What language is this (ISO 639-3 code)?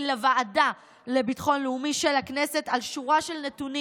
heb